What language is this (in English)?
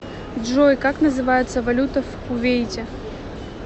Russian